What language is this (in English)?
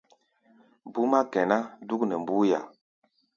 Gbaya